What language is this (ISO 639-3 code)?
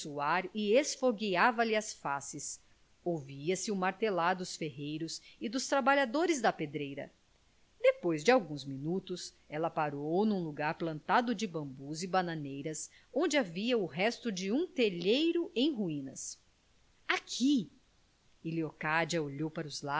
por